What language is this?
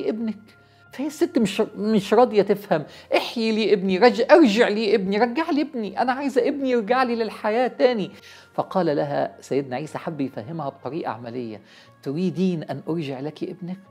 Arabic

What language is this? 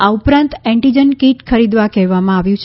Gujarati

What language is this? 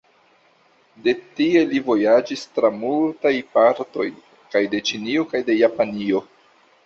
Esperanto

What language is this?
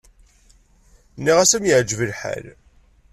Kabyle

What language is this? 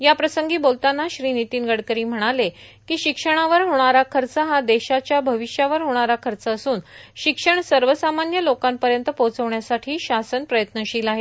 Marathi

